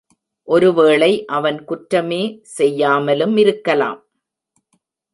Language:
Tamil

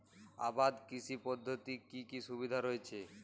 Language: Bangla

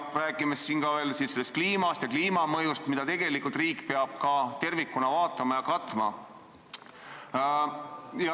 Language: Estonian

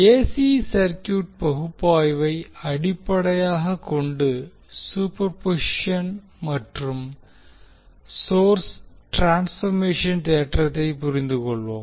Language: Tamil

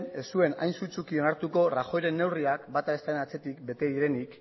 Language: Basque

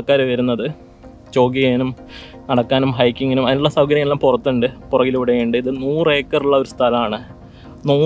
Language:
Hindi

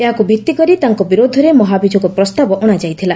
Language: Odia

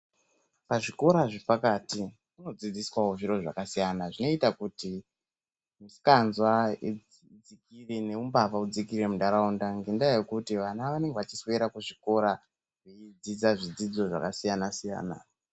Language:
Ndau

